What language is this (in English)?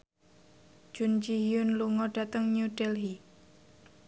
Javanese